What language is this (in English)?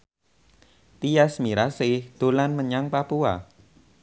Javanese